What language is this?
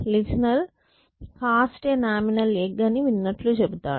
Telugu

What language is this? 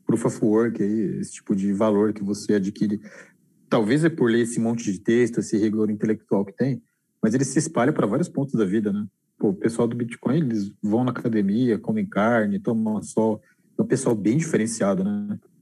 Portuguese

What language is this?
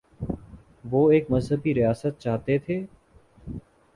Urdu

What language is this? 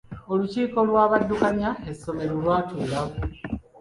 Ganda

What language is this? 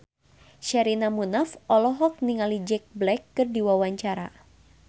Sundanese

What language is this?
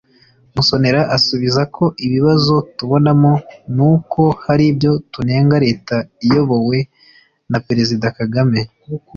Kinyarwanda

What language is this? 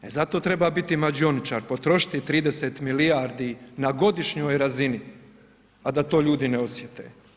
Croatian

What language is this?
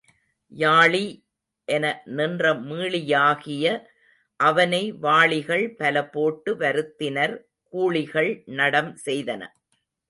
Tamil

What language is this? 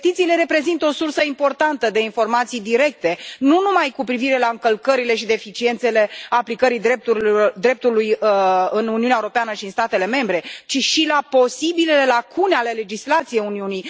Romanian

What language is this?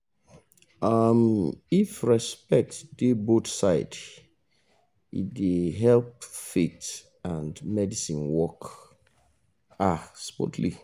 Nigerian Pidgin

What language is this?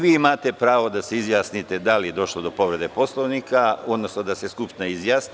Serbian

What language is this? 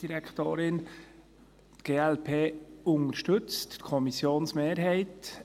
Swiss German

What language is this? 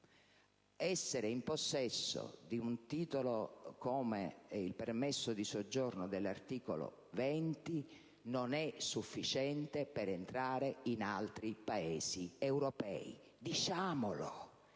Italian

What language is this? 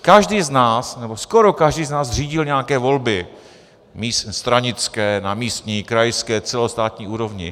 Czech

